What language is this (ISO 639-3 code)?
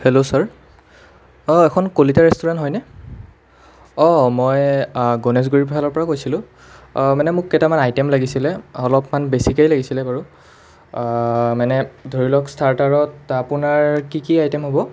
asm